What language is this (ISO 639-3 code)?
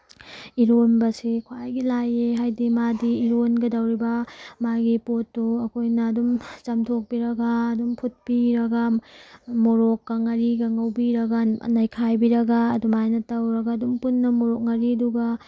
mni